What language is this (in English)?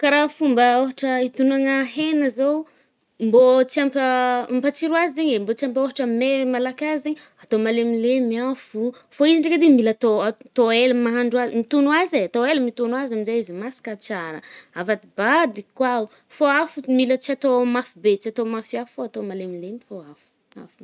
Northern Betsimisaraka Malagasy